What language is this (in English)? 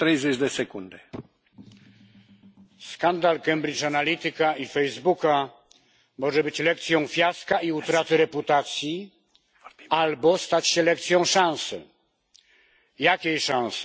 Polish